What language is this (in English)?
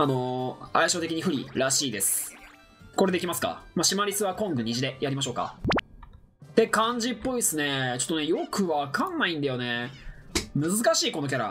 Japanese